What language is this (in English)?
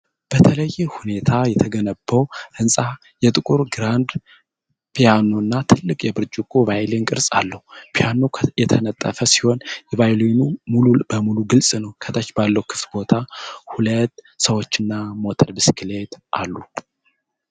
Amharic